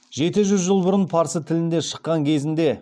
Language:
Kazakh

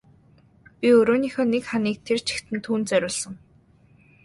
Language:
Mongolian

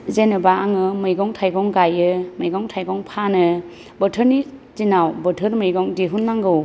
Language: Bodo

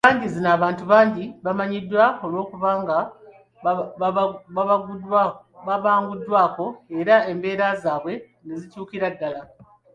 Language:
Ganda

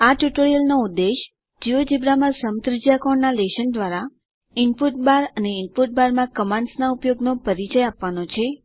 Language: Gujarati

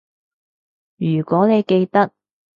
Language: Cantonese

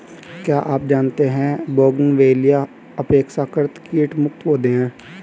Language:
Hindi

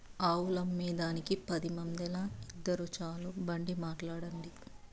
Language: Telugu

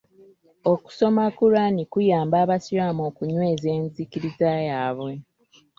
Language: Ganda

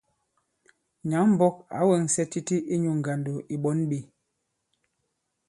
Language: Bankon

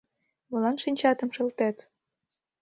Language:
Mari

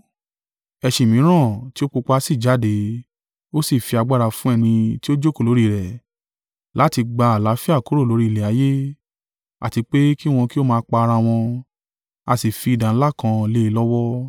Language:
Yoruba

